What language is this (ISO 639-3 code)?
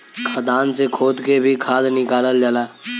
bho